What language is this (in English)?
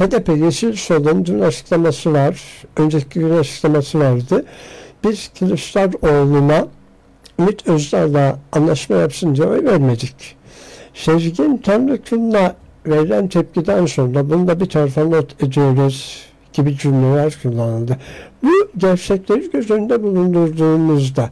Turkish